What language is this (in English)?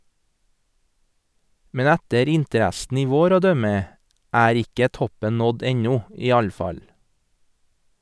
Norwegian